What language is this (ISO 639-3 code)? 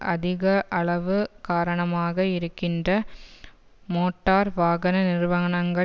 tam